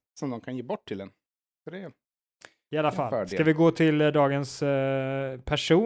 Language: Swedish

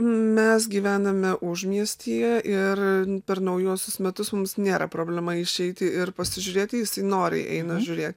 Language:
Lithuanian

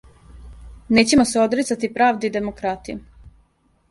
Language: Serbian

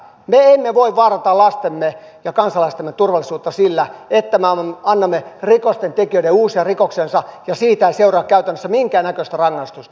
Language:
Finnish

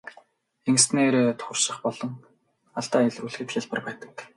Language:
Mongolian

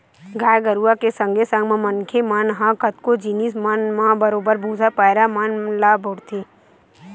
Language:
Chhattisgarhi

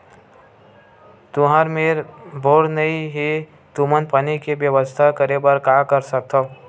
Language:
Chhattisgarhi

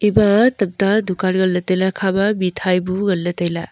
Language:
Wancho Naga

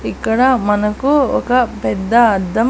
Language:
Telugu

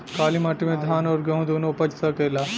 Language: Bhojpuri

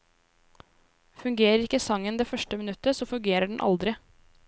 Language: Norwegian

